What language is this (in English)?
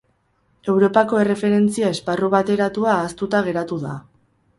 Basque